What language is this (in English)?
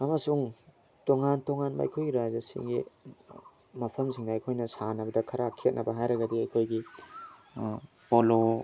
Manipuri